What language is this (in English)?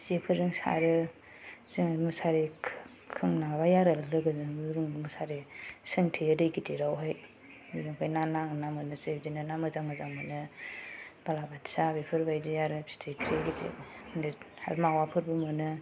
Bodo